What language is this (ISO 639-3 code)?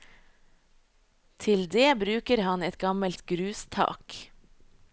nor